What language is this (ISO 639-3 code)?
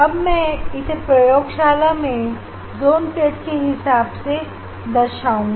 hin